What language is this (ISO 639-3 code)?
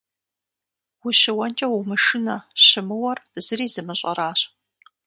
kbd